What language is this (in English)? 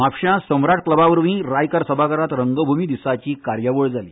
Konkani